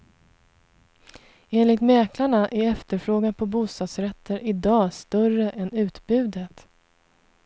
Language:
Swedish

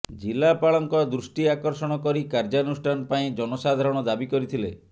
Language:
Odia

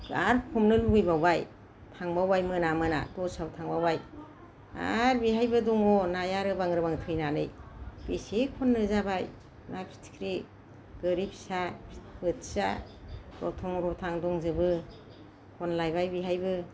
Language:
Bodo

